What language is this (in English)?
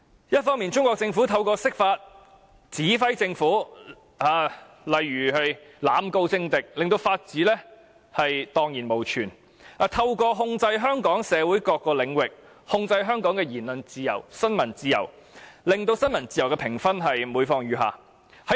Cantonese